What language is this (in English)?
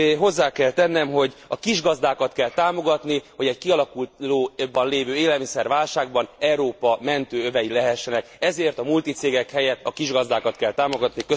Hungarian